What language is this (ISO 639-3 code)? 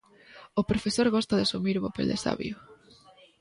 glg